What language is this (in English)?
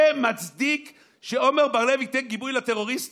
Hebrew